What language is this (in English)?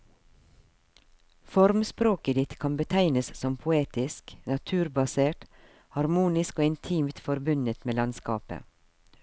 Norwegian